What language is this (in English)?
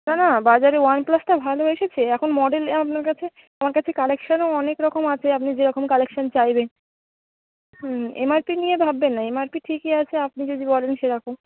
Bangla